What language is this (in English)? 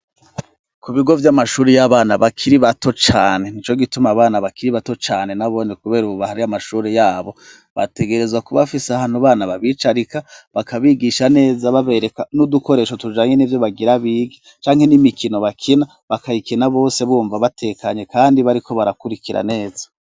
Rundi